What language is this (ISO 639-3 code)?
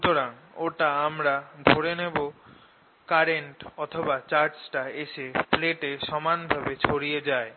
ben